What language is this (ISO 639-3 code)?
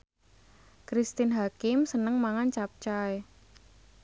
jav